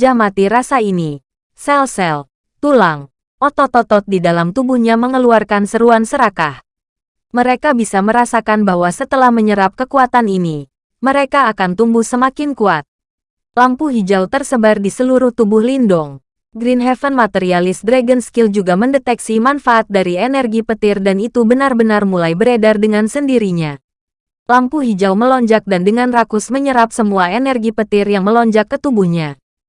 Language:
Indonesian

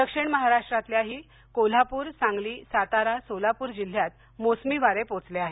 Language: Marathi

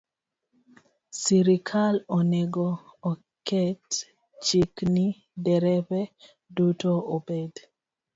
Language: Luo (Kenya and Tanzania)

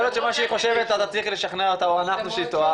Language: Hebrew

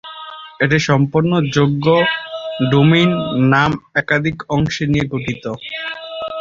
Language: Bangla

